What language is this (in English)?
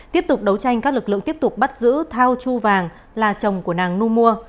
Vietnamese